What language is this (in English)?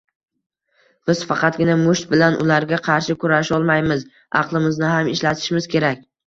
Uzbek